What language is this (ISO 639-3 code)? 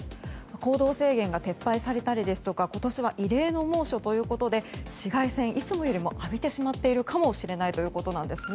jpn